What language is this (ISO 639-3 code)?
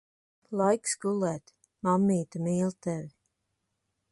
lav